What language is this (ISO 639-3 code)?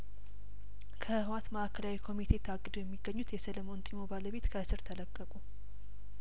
amh